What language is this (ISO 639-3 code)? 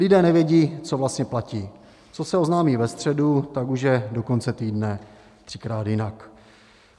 ces